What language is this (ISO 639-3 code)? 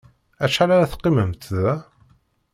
kab